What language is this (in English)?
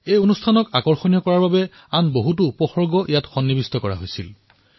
Assamese